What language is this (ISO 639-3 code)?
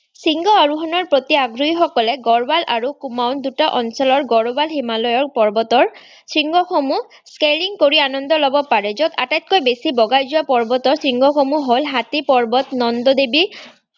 asm